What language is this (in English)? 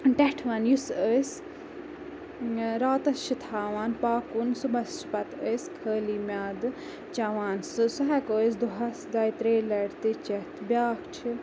Kashmiri